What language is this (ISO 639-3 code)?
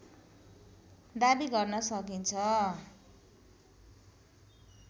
nep